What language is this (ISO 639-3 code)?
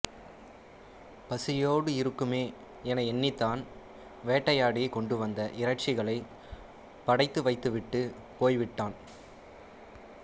tam